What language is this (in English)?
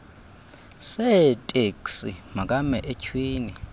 Xhosa